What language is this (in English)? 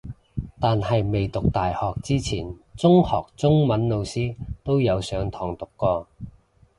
Cantonese